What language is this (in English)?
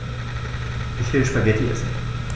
German